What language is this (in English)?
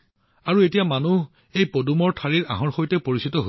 Assamese